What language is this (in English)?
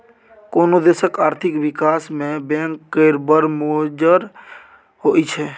Maithili